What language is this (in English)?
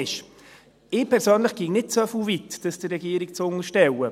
Swiss German